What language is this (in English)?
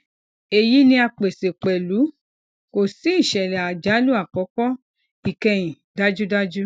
Yoruba